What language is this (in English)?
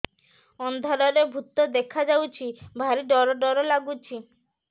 Odia